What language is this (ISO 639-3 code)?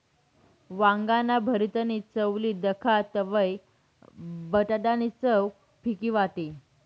mar